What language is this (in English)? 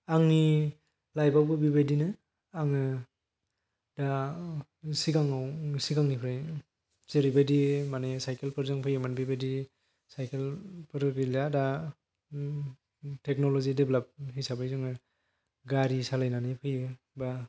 Bodo